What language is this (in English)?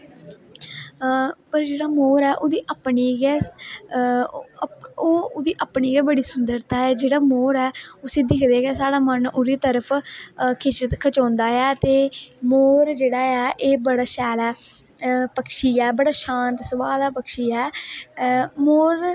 Dogri